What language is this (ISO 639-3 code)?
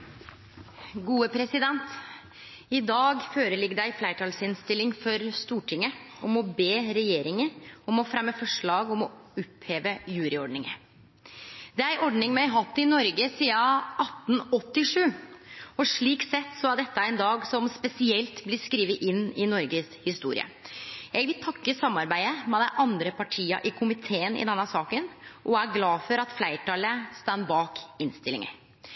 nor